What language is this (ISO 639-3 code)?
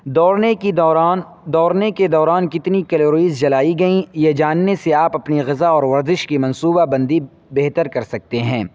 urd